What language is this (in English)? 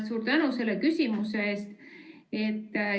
Estonian